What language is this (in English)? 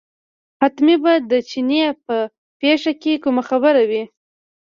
Pashto